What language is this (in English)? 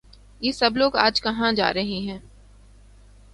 Urdu